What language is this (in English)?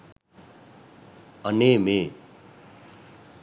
Sinhala